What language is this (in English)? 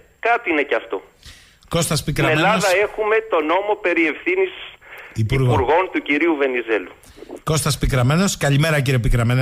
Greek